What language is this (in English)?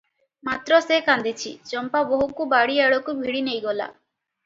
Odia